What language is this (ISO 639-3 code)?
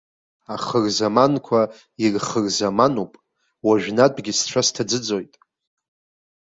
abk